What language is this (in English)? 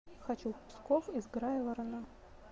Russian